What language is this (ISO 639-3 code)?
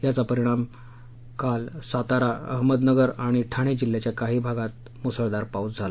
mar